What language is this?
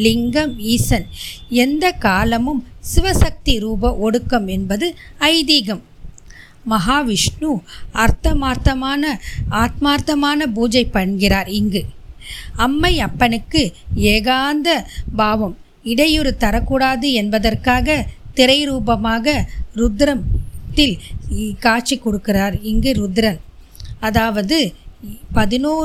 Tamil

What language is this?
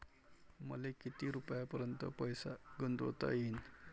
Marathi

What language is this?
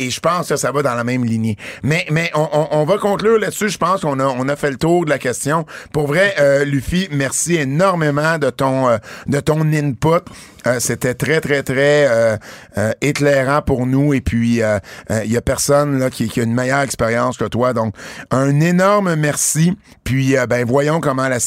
French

